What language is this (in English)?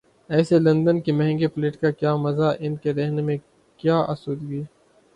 Urdu